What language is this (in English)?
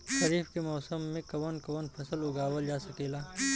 Bhojpuri